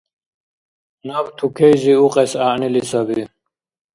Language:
Dargwa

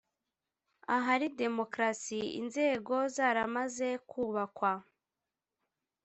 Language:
Kinyarwanda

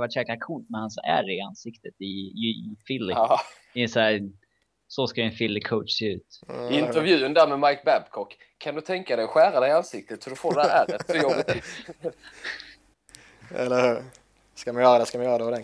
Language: Swedish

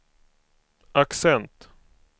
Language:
Swedish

